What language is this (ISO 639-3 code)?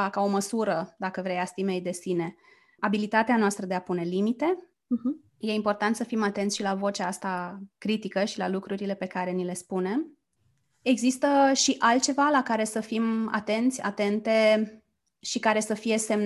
ron